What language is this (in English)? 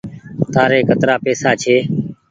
Goaria